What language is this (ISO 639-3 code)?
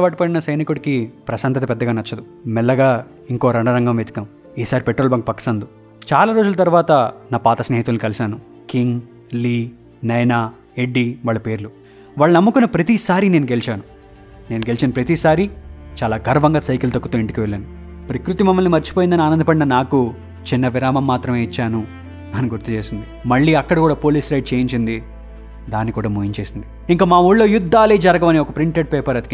tel